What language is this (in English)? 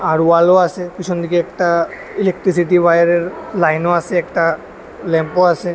Bangla